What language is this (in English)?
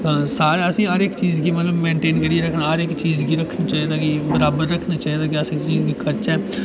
Dogri